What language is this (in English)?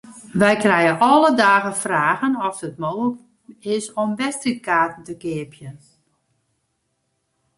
Western Frisian